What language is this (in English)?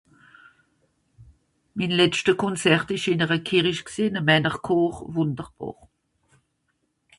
Swiss German